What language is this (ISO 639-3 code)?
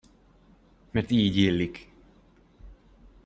hun